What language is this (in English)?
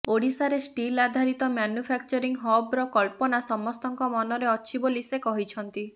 Odia